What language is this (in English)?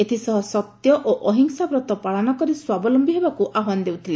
Odia